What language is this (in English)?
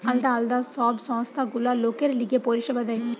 Bangla